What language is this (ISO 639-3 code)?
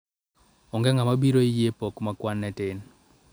luo